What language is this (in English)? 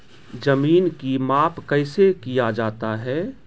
Maithili